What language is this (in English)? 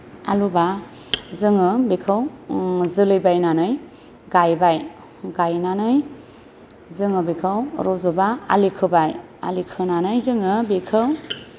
Bodo